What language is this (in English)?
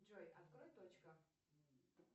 Russian